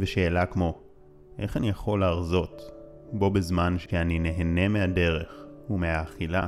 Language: Hebrew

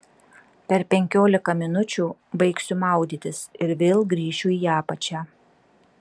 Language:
Lithuanian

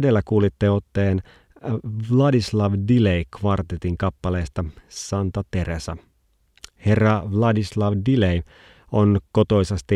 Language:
Finnish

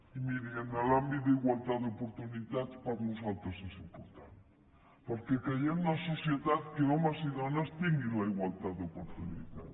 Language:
Catalan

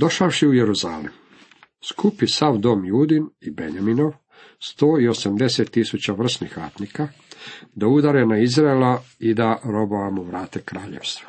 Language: Croatian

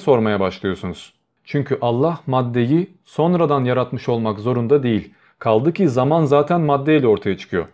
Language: Turkish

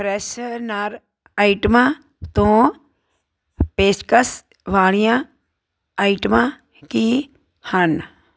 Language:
Punjabi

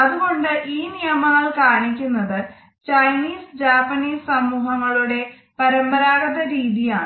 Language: Malayalam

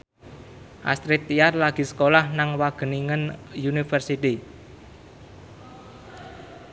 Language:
Javanese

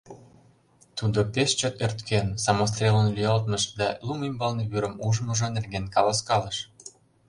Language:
Mari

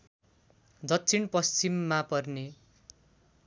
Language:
Nepali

